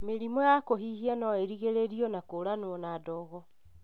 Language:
Kikuyu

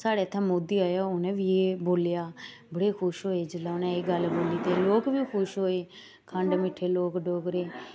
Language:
Dogri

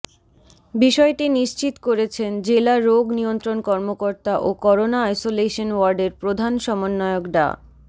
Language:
Bangla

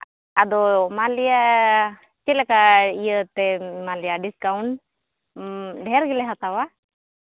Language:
Santali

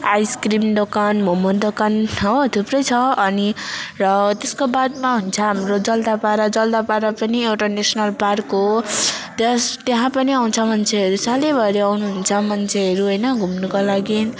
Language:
Nepali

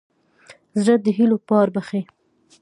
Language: Pashto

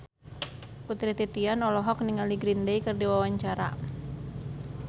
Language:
Sundanese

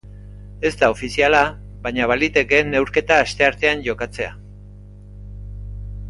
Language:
Basque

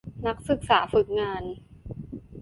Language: Thai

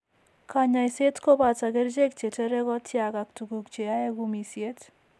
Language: Kalenjin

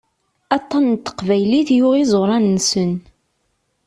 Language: Kabyle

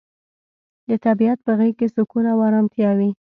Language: Pashto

